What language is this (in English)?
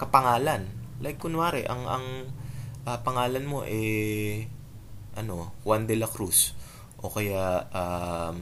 Filipino